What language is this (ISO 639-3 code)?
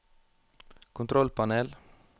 nor